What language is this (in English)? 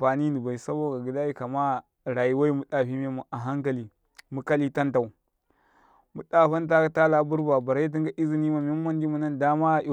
Karekare